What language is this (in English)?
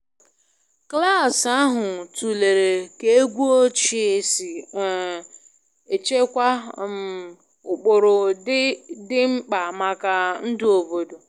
Igbo